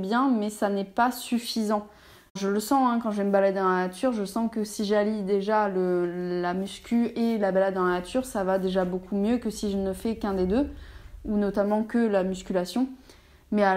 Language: French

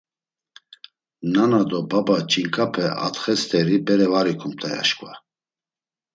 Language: Laz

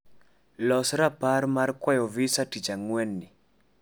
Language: Luo (Kenya and Tanzania)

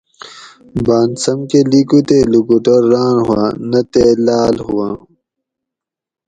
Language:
Gawri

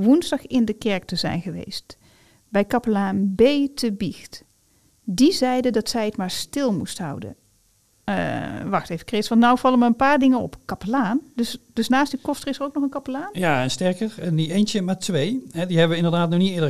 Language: Dutch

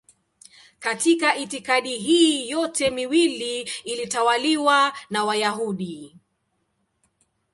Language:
Swahili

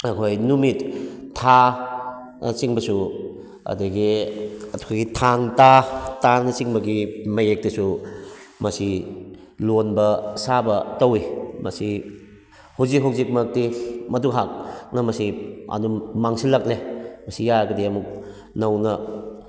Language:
Manipuri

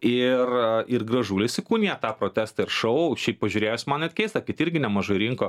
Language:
Lithuanian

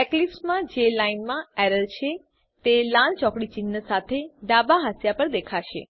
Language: Gujarati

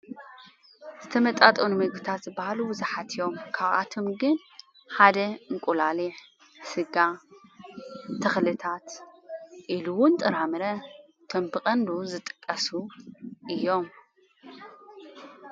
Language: Tigrinya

